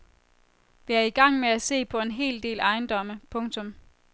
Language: Danish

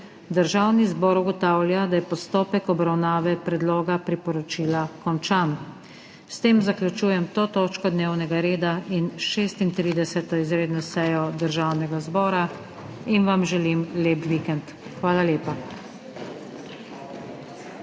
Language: Slovenian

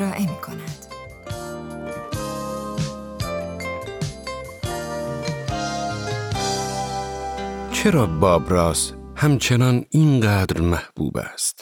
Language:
Persian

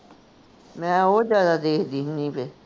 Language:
Punjabi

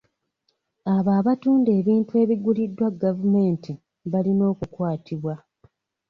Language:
Ganda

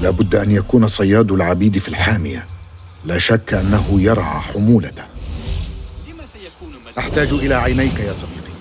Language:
Arabic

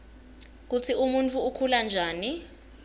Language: Swati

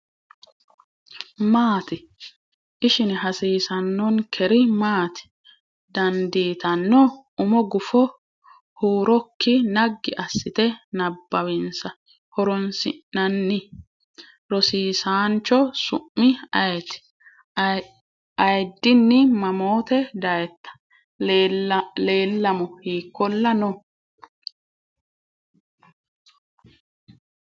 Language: Sidamo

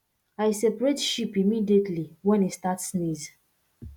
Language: Nigerian Pidgin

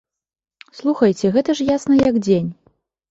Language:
Belarusian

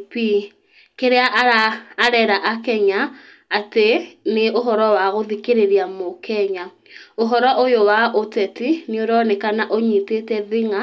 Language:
Kikuyu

